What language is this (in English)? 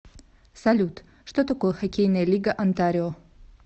Russian